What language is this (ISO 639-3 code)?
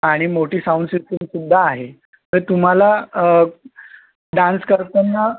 mar